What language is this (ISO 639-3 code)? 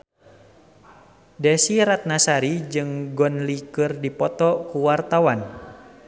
sun